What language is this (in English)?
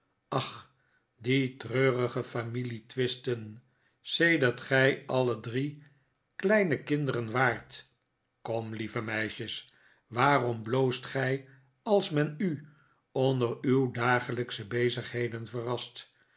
Dutch